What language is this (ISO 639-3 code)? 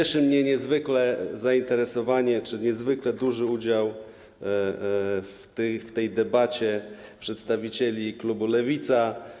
pol